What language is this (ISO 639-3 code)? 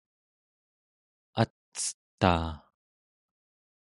esu